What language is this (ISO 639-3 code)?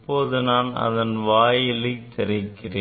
tam